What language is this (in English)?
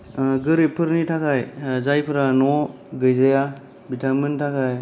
Bodo